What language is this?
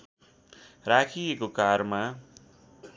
Nepali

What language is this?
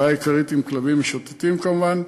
Hebrew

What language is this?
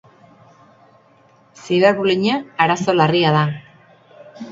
Basque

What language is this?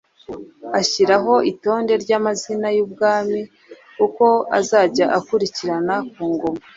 Kinyarwanda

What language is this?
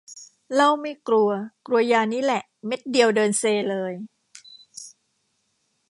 Thai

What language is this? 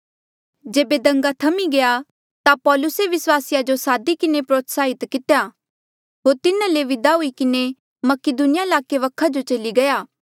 Mandeali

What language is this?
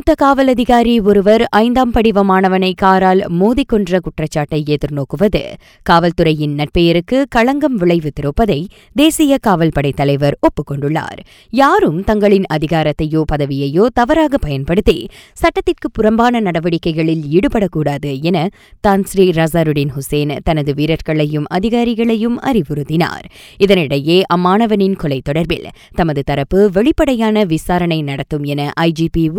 Tamil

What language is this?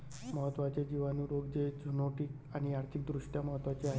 Marathi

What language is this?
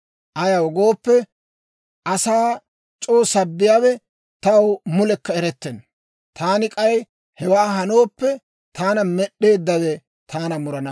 Dawro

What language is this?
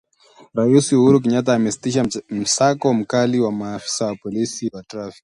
Swahili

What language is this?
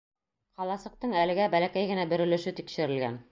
Bashkir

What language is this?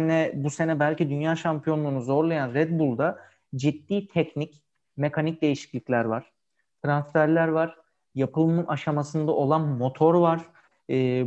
Turkish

